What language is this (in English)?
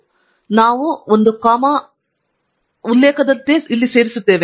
Kannada